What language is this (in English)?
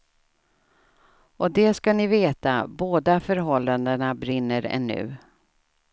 Swedish